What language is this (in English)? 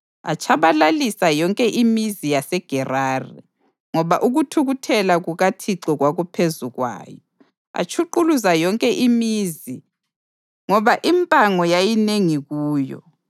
North Ndebele